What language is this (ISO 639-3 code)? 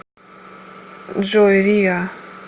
rus